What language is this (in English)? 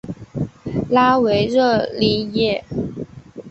Chinese